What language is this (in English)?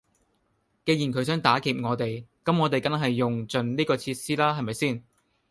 Cantonese